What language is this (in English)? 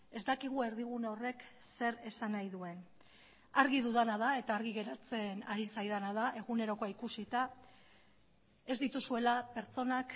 Basque